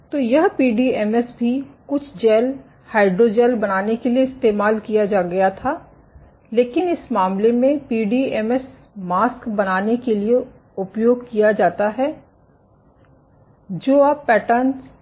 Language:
Hindi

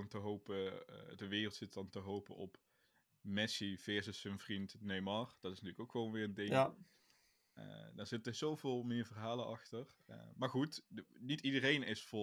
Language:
Dutch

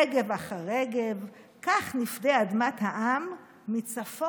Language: Hebrew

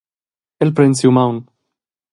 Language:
Romansh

